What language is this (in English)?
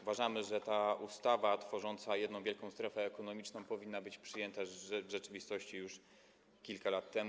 Polish